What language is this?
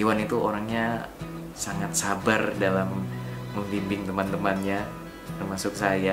Indonesian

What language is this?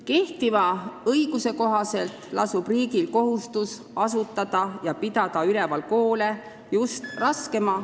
Estonian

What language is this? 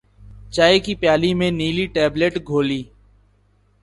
Urdu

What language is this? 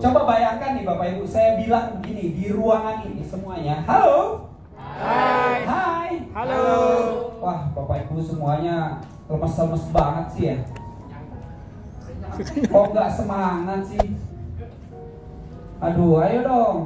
Indonesian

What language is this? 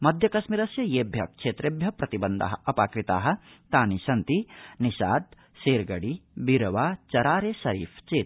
Sanskrit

